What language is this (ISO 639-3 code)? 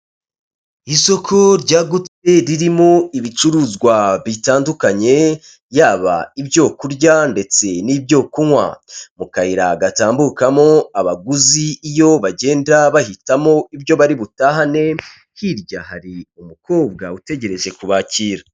kin